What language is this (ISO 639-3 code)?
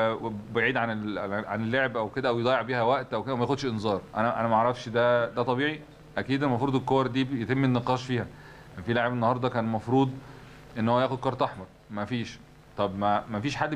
ara